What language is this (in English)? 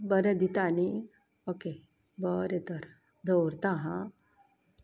Konkani